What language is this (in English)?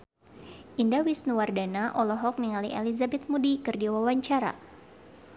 Sundanese